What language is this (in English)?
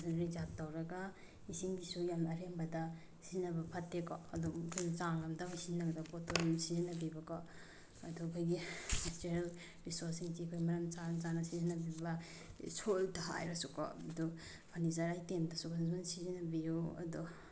Manipuri